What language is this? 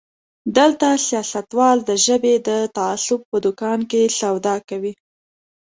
Pashto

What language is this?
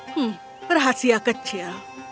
Indonesian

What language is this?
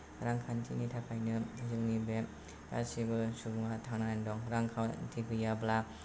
Bodo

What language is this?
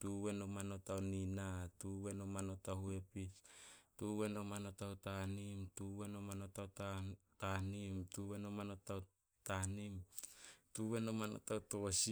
Solos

